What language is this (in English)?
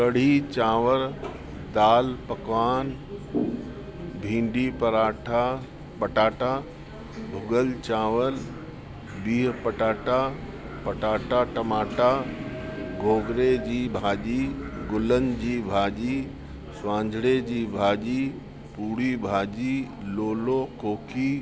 Sindhi